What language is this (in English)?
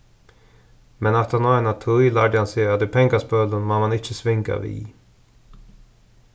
Faroese